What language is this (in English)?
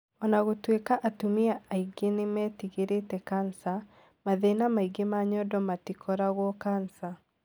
Kikuyu